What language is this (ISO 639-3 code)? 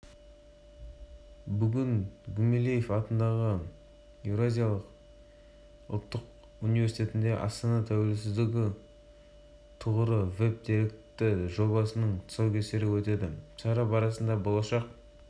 kaz